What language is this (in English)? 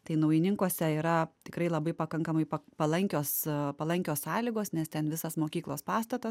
Lithuanian